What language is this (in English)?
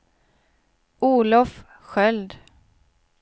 Swedish